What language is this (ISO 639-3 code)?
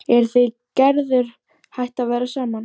isl